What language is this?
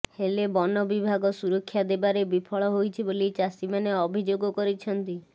Odia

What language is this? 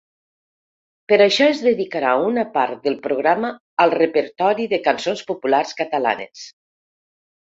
Catalan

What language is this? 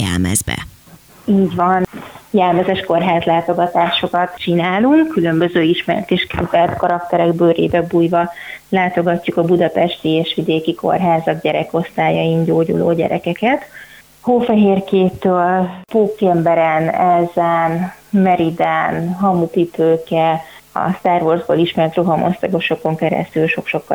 Hungarian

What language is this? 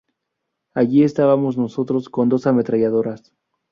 Spanish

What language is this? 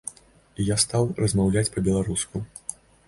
Belarusian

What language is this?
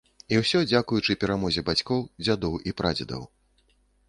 Belarusian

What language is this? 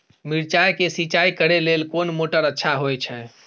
Maithili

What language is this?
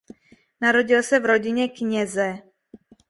Czech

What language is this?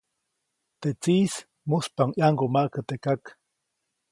Copainalá Zoque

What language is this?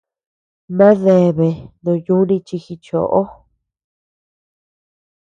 Tepeuxila Cuicatec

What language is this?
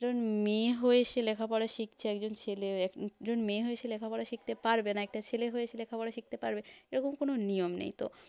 Bangla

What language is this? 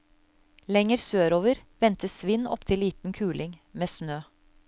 Norwegian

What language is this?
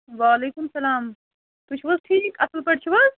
Kashmiri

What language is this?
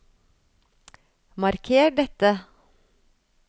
Norwegian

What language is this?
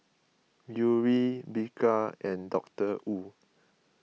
English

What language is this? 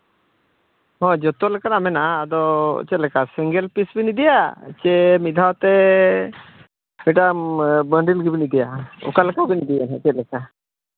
Santali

